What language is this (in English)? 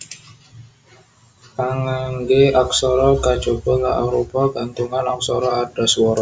Javanese